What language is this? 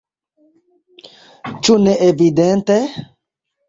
Esperanto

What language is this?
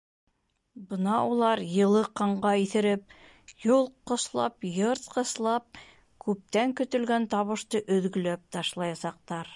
Bashkir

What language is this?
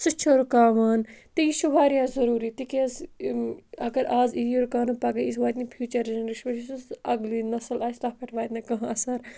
Kashmiri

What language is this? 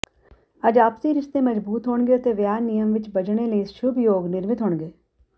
Punjabi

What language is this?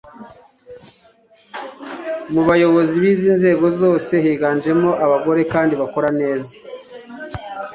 Kinyarwanda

